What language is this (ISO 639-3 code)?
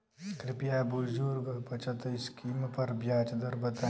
bho